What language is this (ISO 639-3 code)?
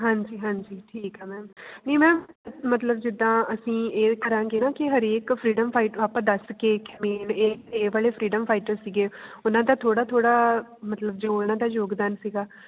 pan